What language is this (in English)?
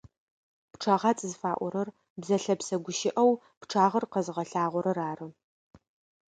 Adyghe